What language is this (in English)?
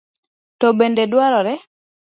Luo (Kenya and Tanzania)